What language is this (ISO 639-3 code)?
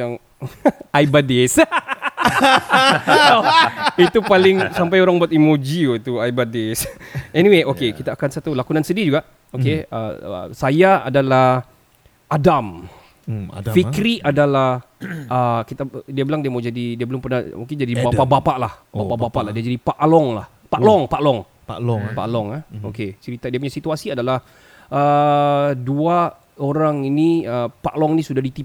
msa